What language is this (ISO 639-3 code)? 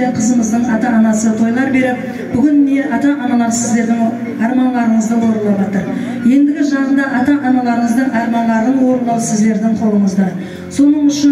tur